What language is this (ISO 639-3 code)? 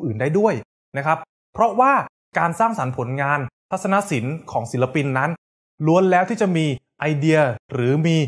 tha